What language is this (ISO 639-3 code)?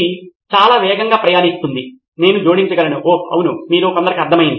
tel